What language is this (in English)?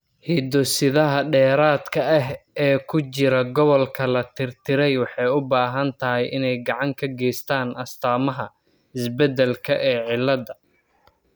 Somali